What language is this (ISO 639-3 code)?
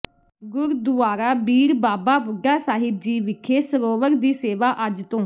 pan